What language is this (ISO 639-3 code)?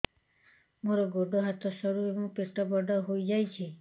ori